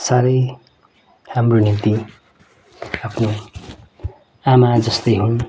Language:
Nepali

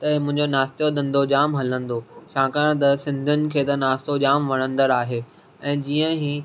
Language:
Sindhi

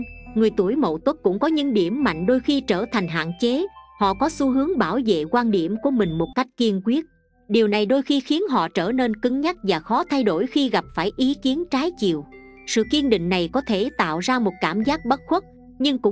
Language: Vietnamese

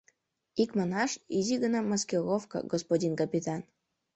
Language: Mari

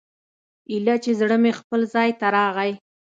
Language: Pashto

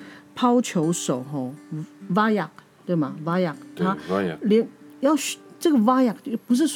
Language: Chinese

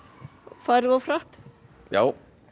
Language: Icelandic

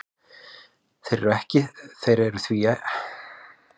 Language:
Icelandic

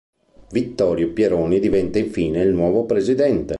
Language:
Italian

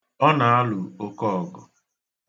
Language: Igbo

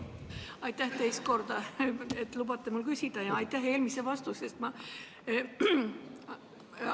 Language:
Estonian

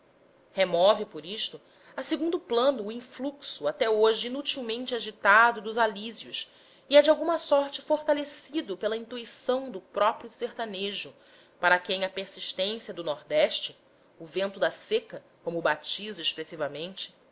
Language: Portuguese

